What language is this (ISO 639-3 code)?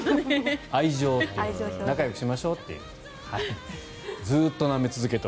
jpn